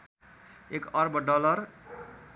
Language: Nepali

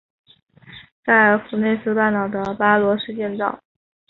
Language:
Chinese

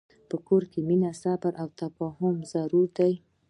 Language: Pashto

